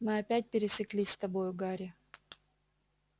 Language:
Russian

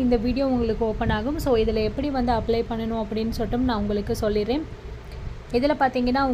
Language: Tamil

